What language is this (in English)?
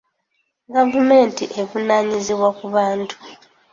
Ganda